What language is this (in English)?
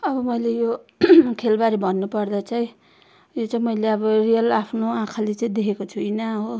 Nepali